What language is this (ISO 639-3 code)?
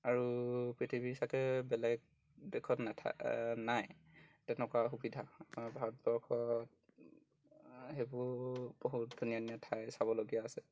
asm